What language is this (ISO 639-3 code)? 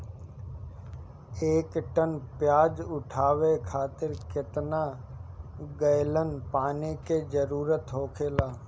bho